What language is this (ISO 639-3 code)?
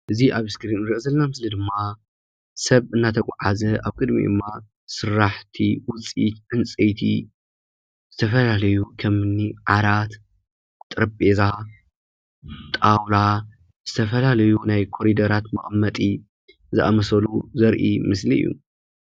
tir